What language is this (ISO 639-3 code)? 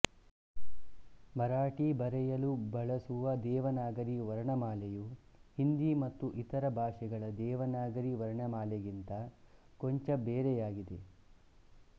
kan